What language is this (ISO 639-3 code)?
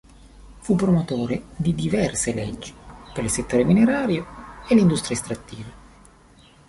ita